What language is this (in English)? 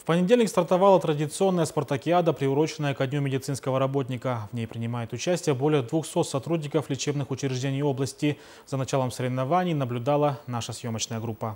Russian